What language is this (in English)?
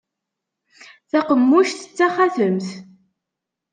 Kabyle